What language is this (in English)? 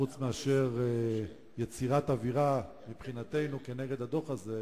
Hebrew